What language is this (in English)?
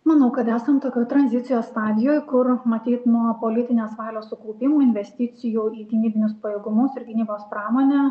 Lithuanian